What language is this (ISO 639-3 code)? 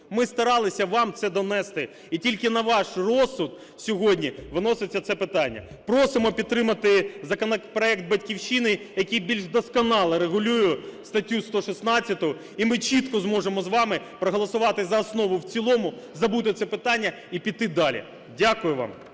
ukr